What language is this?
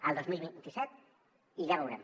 Catalan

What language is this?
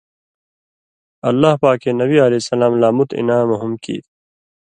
Indus Kohistani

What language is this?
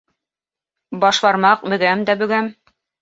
Bashkir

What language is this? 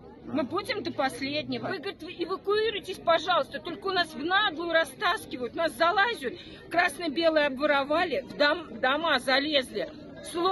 Russian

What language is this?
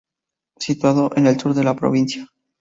Spanish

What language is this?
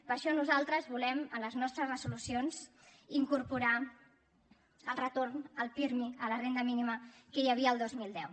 Catalan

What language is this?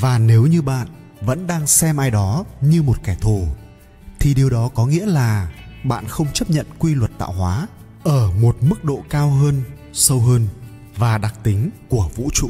Vietnamese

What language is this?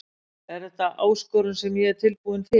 Icelandic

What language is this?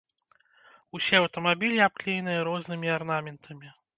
Belarusian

